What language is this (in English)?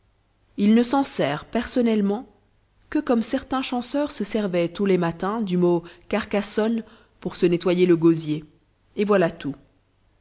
French